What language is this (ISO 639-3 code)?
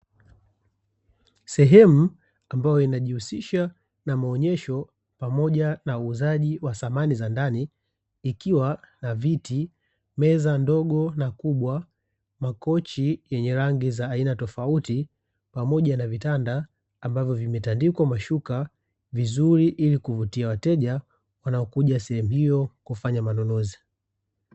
swa